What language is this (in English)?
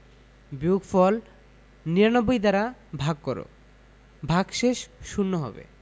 Bangla